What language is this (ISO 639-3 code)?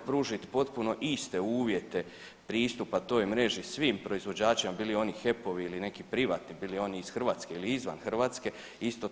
hrv